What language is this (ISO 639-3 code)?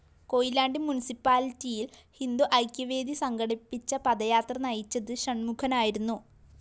mal